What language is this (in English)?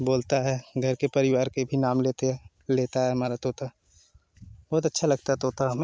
Hindi